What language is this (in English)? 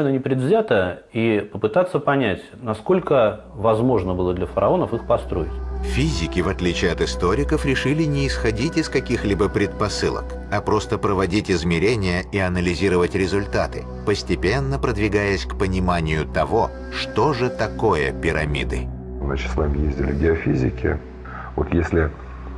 Russian